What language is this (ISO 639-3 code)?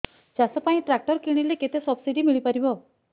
ori